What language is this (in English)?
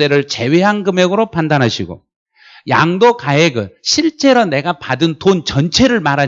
Korean